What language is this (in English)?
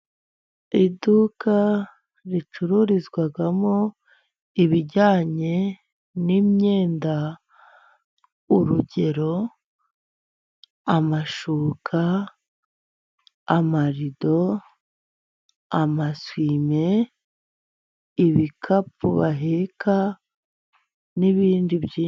Kinyarwanda